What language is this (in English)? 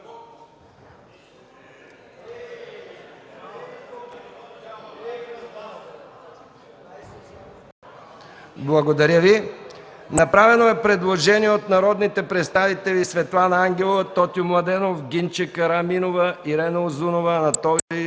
Bulgarian